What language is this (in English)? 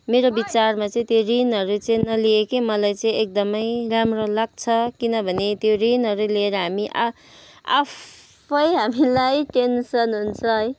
Nepali